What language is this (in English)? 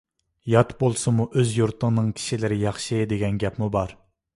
Uyghur